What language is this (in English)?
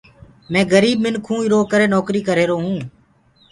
Gurgula